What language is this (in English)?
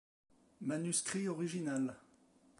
French